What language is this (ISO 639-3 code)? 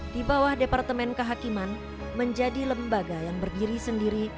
ind